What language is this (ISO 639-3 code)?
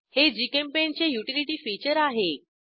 mar